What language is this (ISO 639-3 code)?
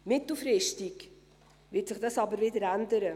gsw